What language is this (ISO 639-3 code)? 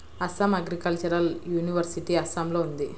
tel